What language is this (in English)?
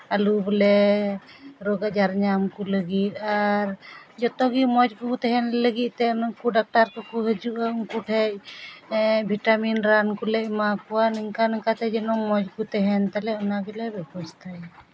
Santali